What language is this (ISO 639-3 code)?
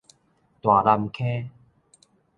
nan